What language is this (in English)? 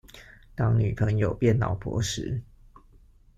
Chinese